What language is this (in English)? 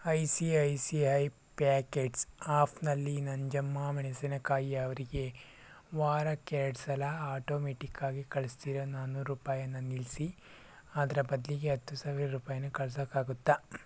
Kannada